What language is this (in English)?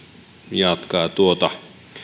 Finnish